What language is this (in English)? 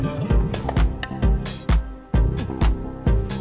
Indonesian